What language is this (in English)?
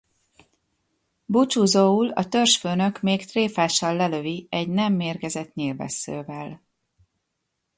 Hungarian